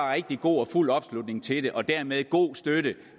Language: Danish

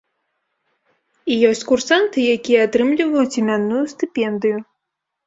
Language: Belarusian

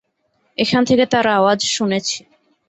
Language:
Bangla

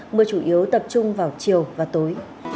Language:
Vietnamese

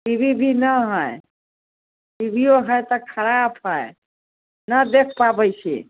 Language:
Maithili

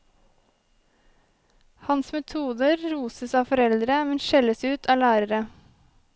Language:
Norwegian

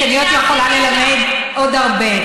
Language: Hebrew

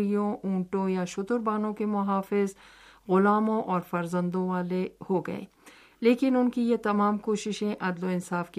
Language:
Urdu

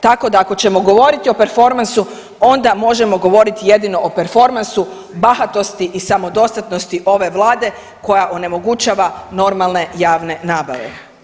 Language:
Croatian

